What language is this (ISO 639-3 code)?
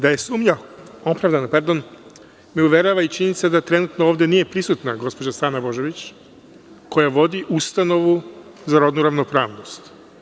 srp